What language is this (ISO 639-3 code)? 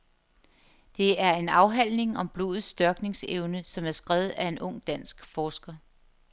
dan